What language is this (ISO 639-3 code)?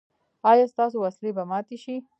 pus